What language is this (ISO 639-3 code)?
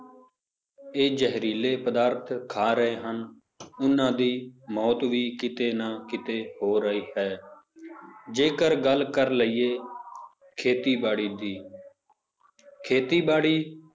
pan